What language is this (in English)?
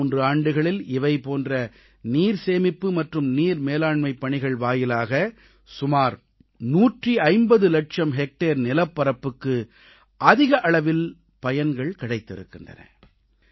Tamil